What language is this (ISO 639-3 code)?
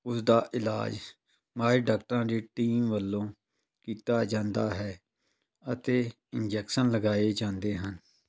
pan